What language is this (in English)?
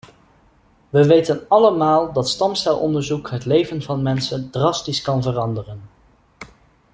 Dutch